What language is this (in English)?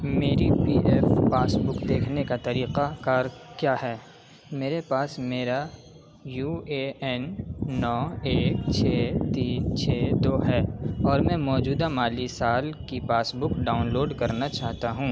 Urdu